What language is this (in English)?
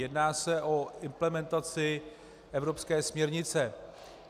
Czech